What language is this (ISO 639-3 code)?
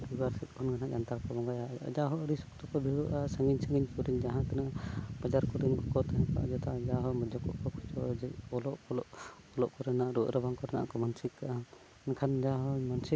sat